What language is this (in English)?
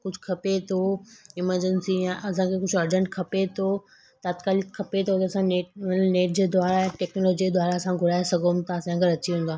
Sindhi